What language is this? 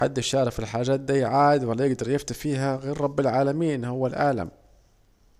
Saidi Arabic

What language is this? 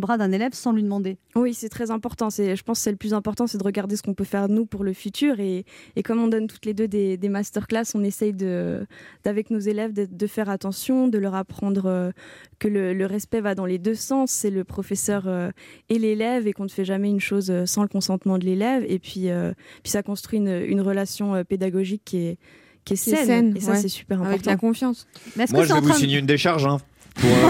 French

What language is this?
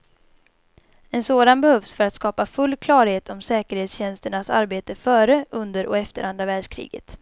Swedish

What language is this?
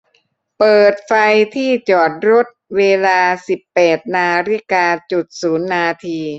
Thai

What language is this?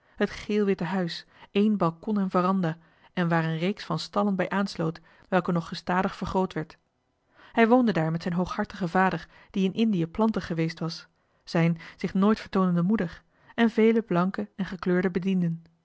Dutch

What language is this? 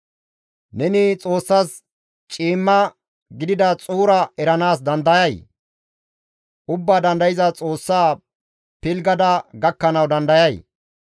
Gamo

